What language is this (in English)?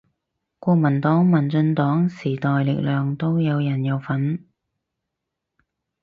Cantonese